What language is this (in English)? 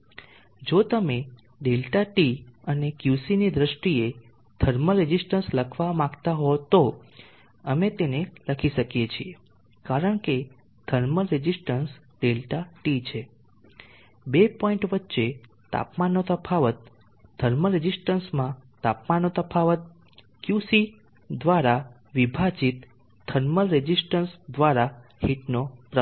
Gujarati